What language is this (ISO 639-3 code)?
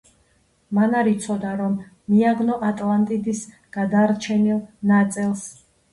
kat